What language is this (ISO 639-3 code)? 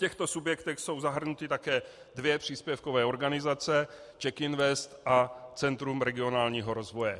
ces